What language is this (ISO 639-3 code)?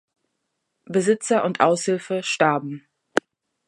deu